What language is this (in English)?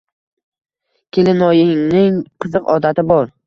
Uzbek